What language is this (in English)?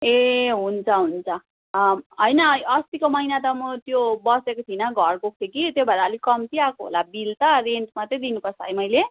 Nepali